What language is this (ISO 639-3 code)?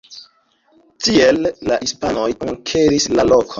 epo